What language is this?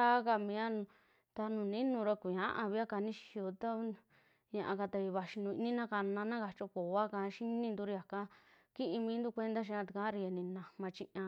Western Juxtlahuaca Mixtec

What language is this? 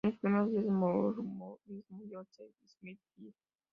Spanish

